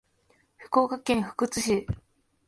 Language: Japanese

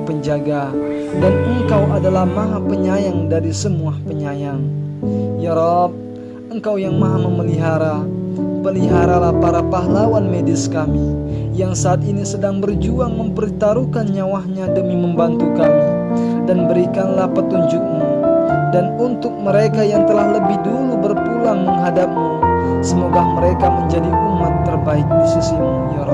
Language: Indonesian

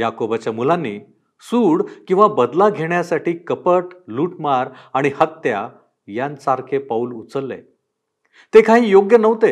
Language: Marathi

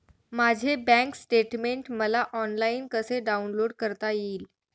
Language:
Marathi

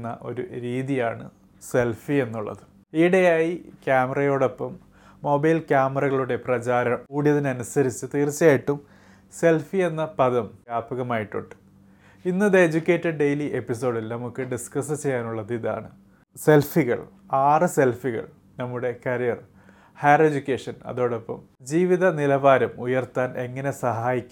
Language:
Malayalam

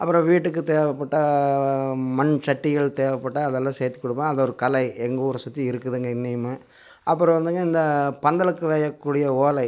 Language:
Tamil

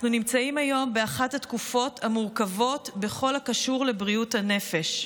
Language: Hebrew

